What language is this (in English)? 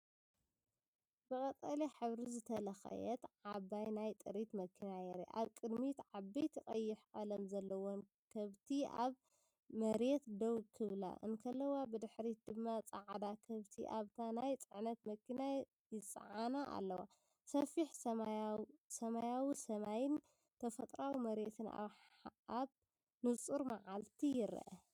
Tigrinya